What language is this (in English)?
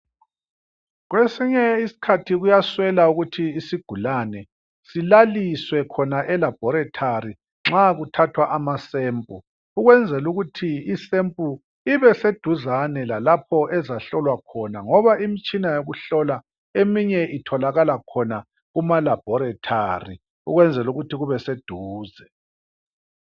North Ndebele